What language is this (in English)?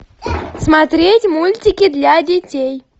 Russian